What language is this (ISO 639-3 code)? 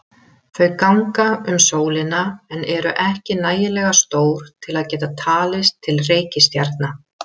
isl